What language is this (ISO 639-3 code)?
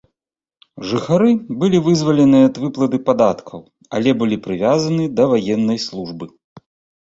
bel